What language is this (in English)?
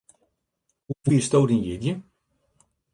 Western Frisian